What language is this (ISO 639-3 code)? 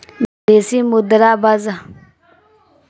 bho